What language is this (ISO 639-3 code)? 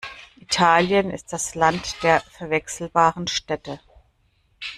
deu